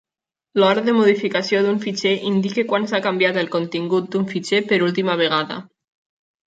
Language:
Catalan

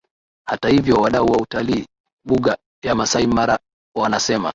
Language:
Swahili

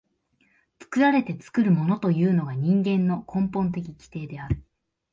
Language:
Japanese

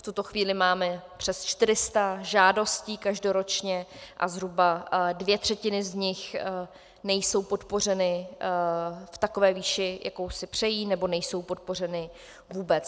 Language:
Czech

